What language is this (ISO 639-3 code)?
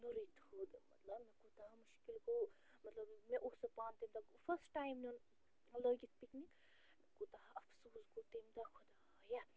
kas